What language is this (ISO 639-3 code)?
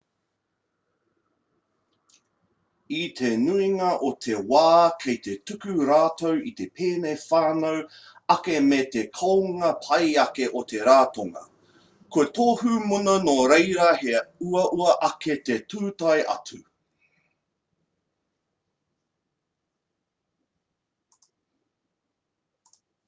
mri